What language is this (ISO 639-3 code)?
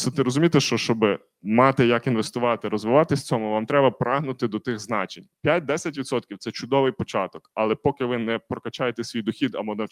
ukr